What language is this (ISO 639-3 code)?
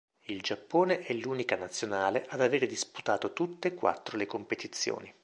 ita